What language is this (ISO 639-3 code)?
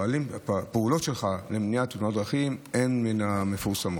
heb